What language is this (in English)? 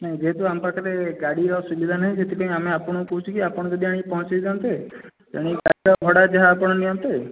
Odia